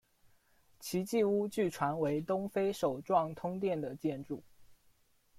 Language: Chinese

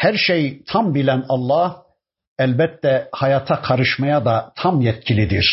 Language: Turkish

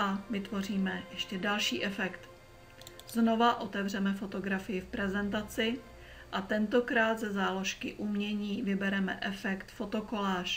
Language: Czech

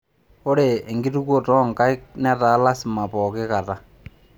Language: Masai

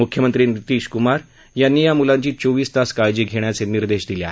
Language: Marathi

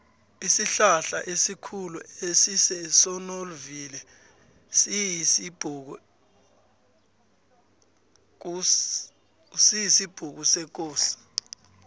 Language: South Ndebele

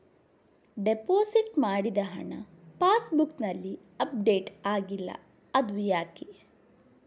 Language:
Kannada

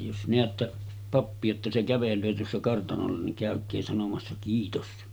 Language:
Finnish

